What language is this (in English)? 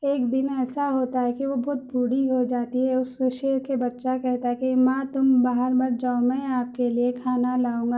Urdu